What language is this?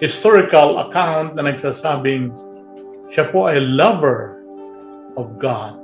Filipino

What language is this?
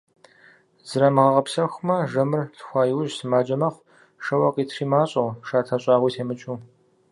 Kabardian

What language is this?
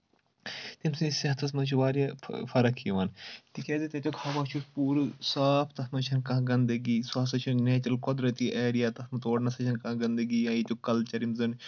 Kashmiri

